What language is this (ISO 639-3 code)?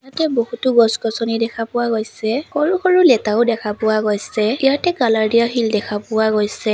asm